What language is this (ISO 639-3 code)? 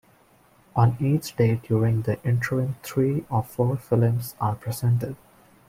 eng